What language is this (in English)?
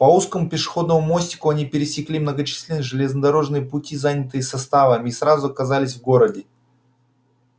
Russian